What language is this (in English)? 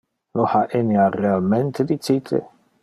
Interlingua